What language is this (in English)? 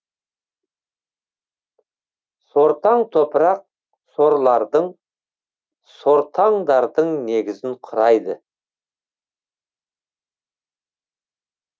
Kazakh